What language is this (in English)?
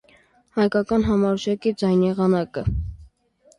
Armenian